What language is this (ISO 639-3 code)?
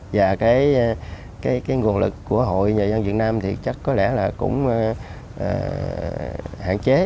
vie